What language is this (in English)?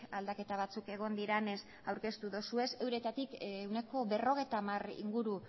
Basque